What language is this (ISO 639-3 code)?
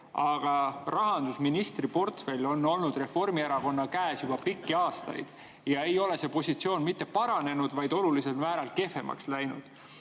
est